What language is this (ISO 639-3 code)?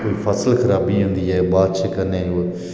doi